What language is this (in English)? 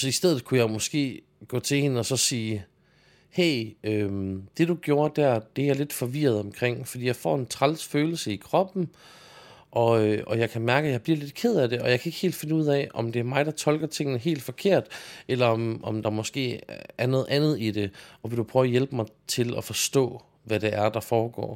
Danish